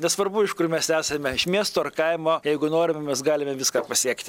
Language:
Lithuanian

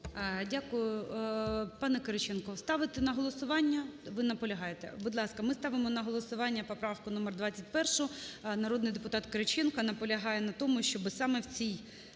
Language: Ukrainian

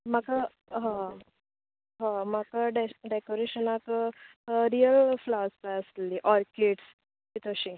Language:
Konkani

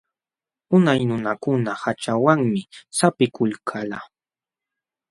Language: Jauja Wanca Quechua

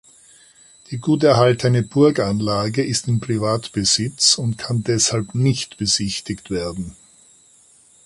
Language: German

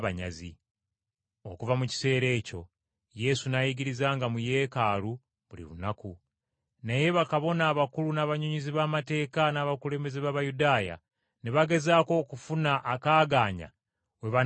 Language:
Ganda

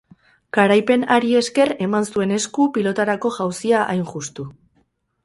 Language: Basque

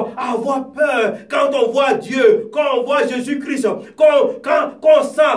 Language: French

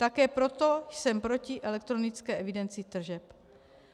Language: Czech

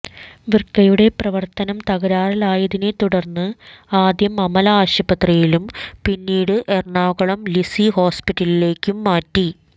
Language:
Malayalam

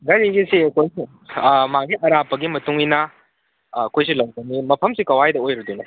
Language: Manipuri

